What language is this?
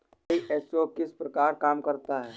Hindi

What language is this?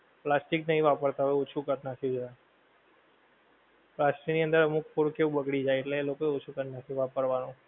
Gujarati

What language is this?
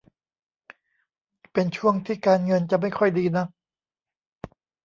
Thai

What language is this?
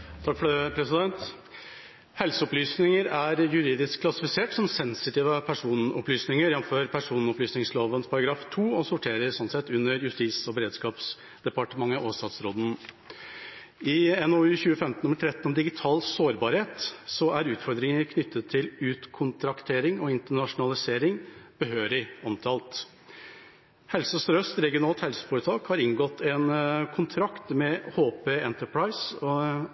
Norwegian Bokmål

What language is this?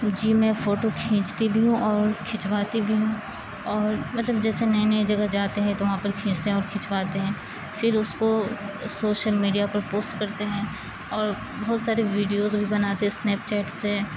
Urdu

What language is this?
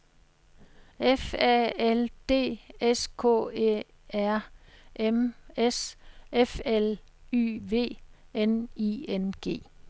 Danish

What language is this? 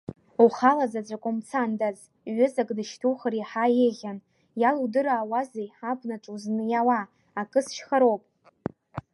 Abkhazian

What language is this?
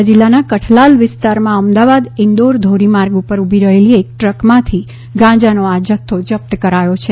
Gujarati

